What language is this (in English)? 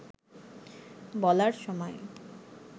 Bangla